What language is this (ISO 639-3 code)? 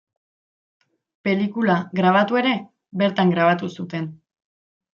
eus